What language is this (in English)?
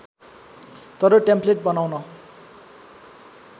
Nepali